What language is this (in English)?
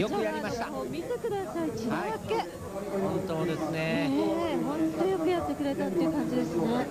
Japanese